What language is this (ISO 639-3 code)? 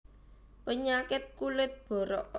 jav